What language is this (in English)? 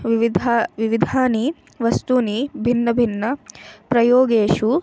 Sanskrit